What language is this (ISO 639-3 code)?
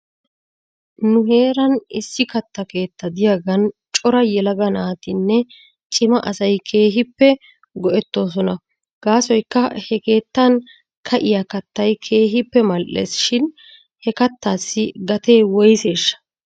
wal